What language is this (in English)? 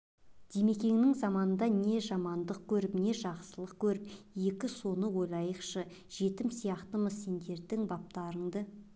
Kazakh